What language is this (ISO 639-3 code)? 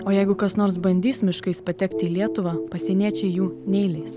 lit